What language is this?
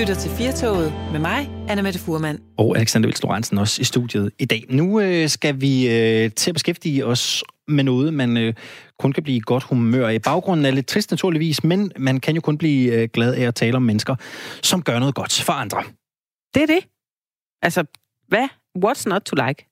Danish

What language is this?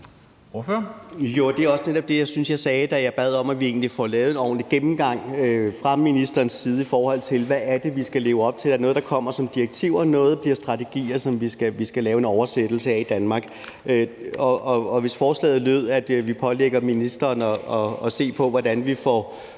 Danish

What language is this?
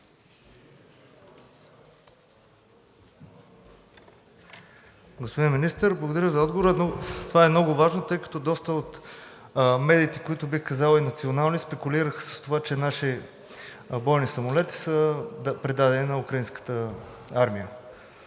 Bulgarian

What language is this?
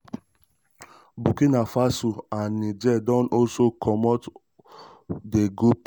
Nigerian Pidgin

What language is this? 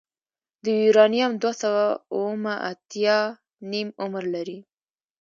Pashto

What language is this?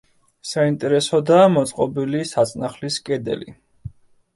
Georgian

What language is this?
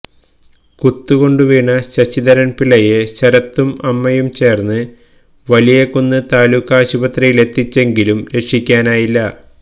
Malayalam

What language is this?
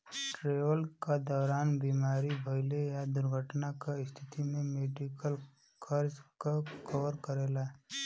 Bhojpuri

